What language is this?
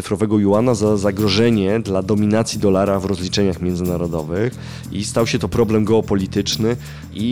Polish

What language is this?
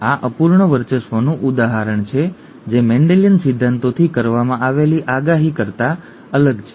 Gujarati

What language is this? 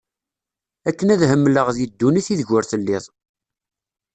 Kabyle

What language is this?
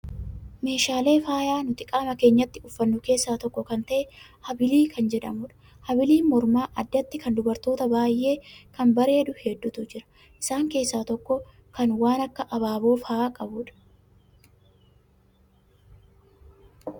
Oromo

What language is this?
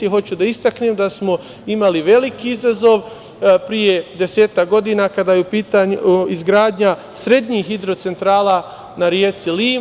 Serbian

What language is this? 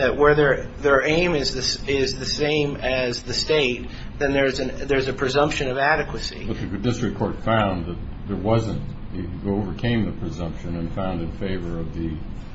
English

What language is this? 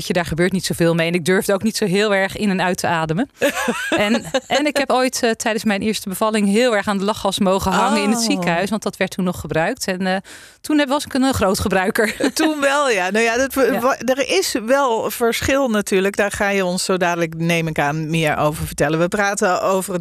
Dutch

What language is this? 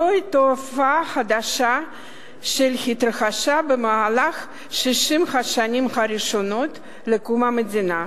Hebrew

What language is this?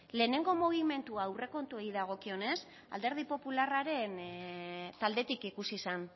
Basque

